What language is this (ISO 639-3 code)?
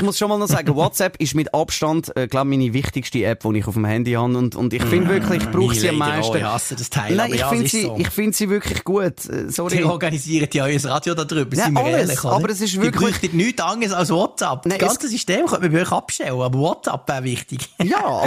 deu